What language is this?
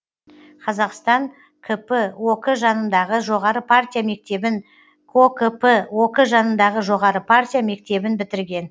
Kazakh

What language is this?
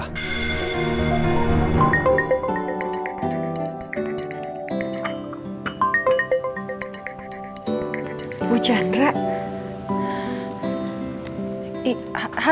Indonesian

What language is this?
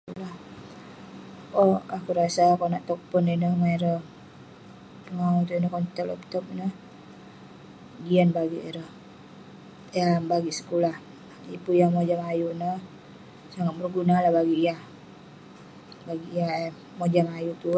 Western Penan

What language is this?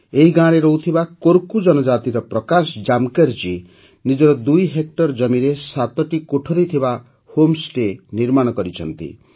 Odia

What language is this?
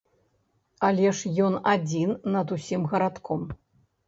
Belarusian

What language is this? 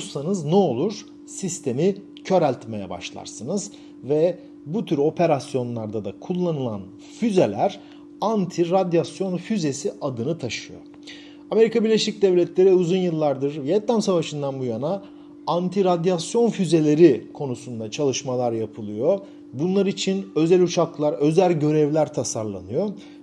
Turkish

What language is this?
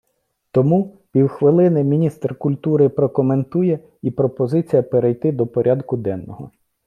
Ukrainian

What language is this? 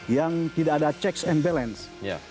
Indonesian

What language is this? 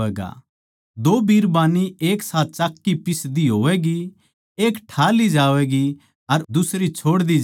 Haryanvi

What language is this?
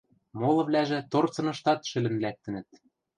Western Mari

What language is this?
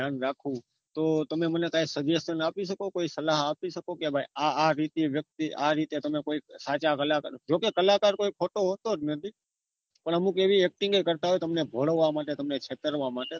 Gujarati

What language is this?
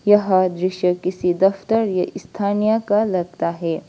Hindi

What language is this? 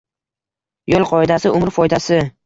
Uzbek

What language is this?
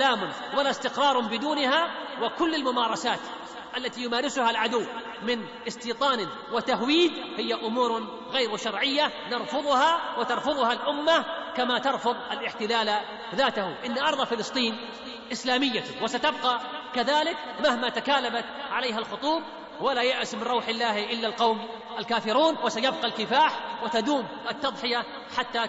Arabic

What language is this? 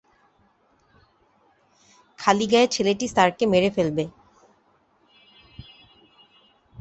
Bangla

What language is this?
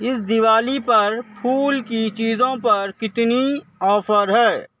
Urdu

